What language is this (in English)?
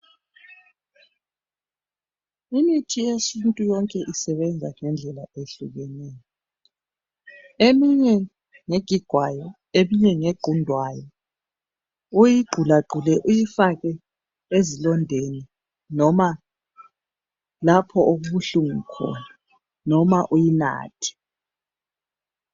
North Ndebele